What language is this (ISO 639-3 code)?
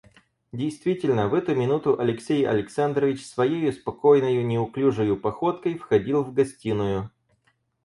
rus